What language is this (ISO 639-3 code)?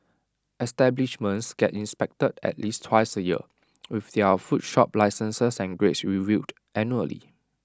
eng